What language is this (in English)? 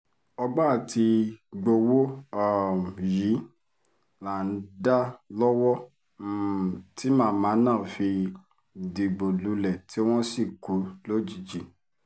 Yoruba